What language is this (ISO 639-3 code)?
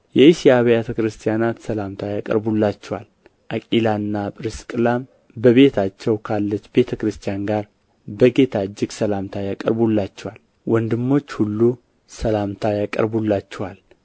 amh